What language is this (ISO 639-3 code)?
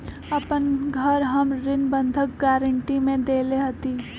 mag